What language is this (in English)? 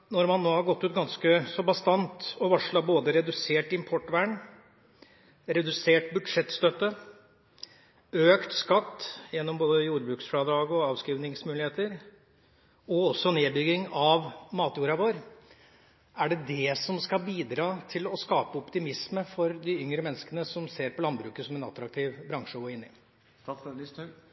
Norwegian Bokmål